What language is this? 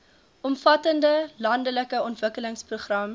Afrikaans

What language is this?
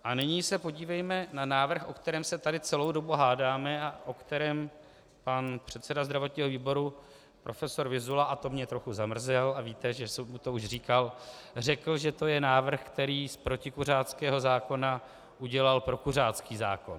Czech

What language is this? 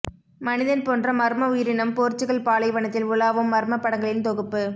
Tamil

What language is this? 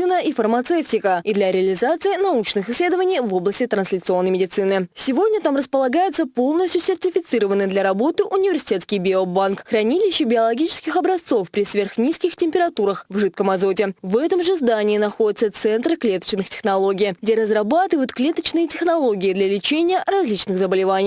Russian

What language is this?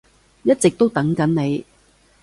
Cantonese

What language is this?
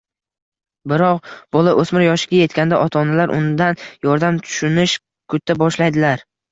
Uzbek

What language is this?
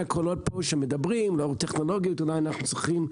Hebrew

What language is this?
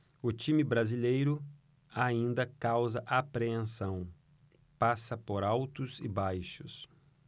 Portuguese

